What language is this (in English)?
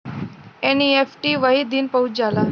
Bhojpuri